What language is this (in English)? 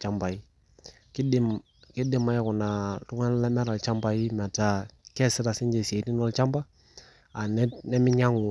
Masai